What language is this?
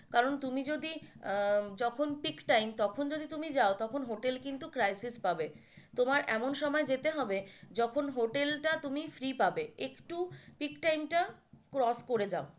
Bangla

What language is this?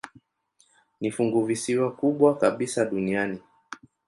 Swahili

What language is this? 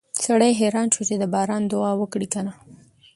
Pashto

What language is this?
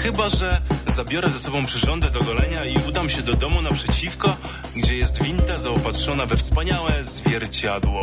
Polish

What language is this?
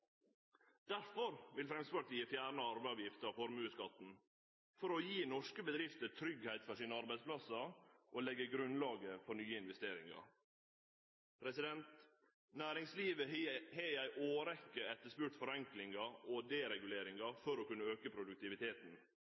Norwegian Nynorsk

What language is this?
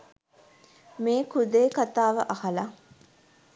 Sinhala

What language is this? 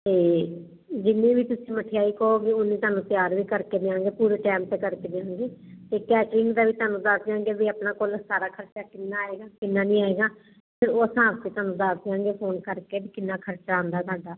Punjabi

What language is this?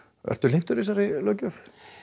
Icelandic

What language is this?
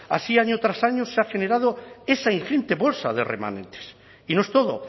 Spanish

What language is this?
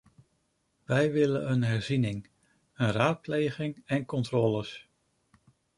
Dutch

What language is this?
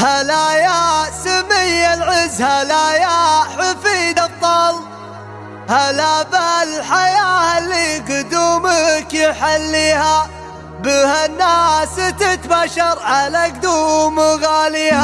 Arabic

